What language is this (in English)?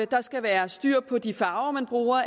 Danish